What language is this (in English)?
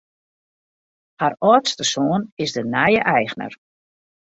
Western Frisian